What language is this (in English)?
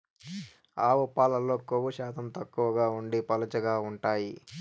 Telugu